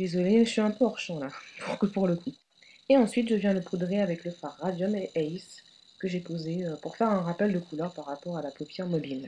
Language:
French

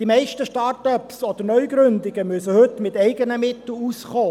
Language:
Swiss German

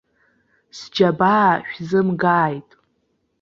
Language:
Abkhazian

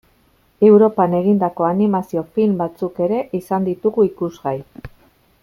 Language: Basque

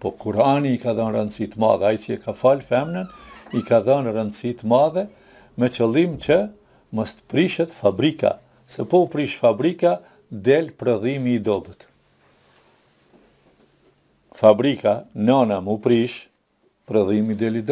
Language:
Romanian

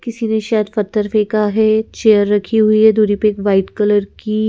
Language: Hindi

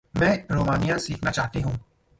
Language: Hindi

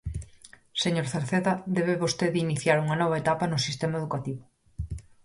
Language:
Galician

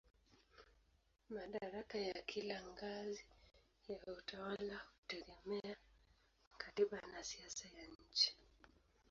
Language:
Swahili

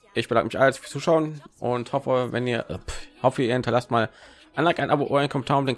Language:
German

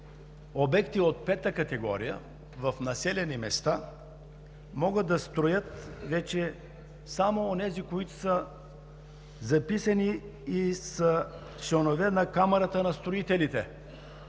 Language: Bulgarian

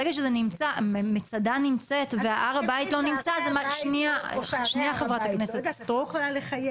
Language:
Hebrew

